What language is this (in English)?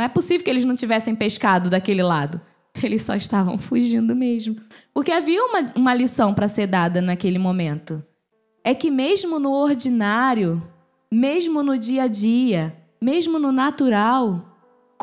Portuguese